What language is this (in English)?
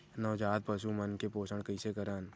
Chhattisgarhi